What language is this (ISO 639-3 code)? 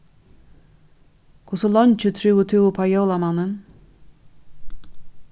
fao